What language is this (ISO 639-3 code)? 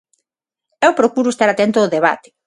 glg